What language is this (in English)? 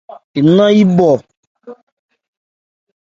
Ebrié